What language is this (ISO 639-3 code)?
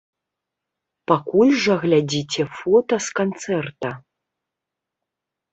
bel